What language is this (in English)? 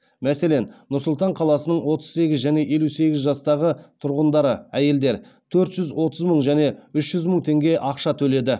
Kazakh